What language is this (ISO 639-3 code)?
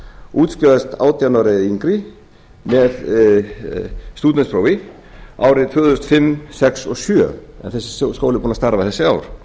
isl